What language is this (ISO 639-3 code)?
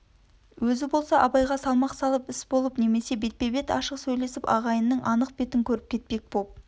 kaz